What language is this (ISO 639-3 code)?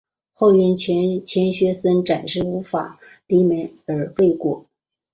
zho